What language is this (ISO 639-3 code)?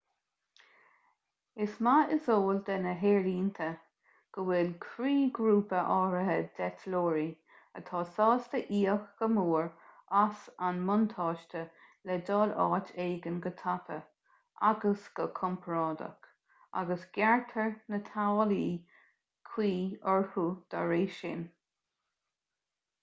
gle